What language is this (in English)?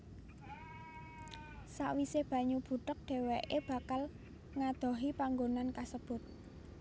Javanese